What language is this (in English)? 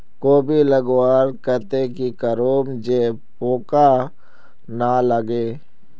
Magahi